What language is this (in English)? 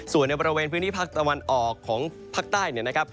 Thai